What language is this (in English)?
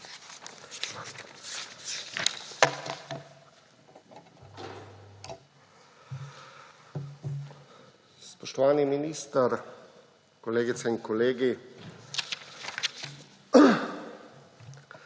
Slovenian